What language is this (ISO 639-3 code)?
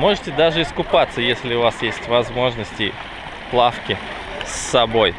rus